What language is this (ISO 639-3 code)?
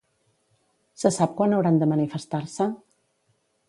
cat